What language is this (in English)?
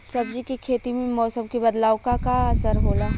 Bhojpuri